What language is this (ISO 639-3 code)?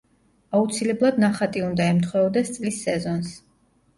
kat